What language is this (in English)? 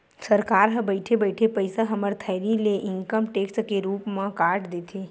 Chhattisgarhi